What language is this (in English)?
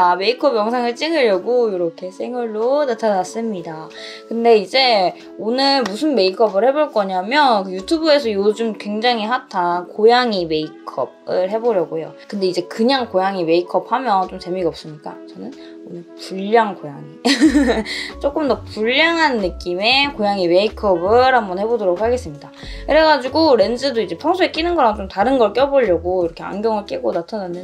Korean